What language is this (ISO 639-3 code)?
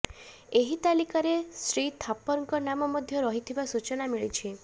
ori